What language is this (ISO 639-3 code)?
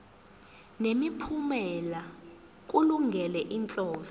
zul